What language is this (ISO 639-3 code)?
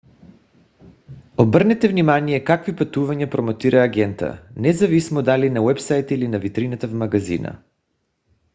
bul